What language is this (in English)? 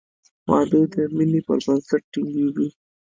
Pashto